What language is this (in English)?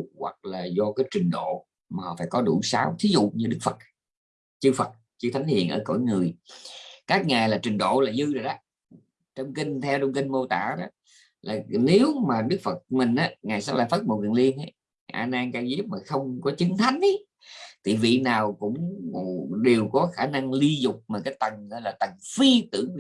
Vietnamese